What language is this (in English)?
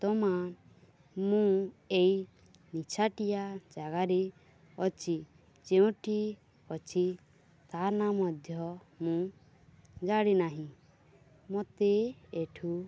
Odia